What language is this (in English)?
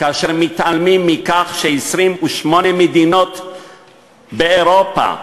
Hebrew